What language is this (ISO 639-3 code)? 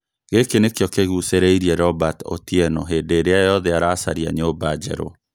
kik